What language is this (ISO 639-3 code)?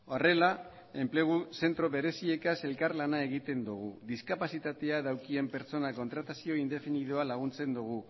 eus